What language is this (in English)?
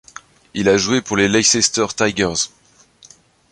French